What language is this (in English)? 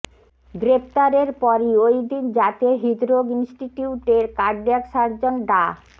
Bangla